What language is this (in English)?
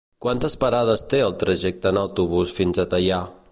Catalan